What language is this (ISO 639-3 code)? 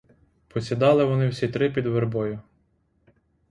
ukr